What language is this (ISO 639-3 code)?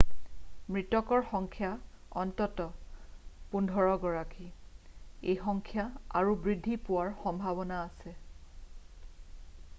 asm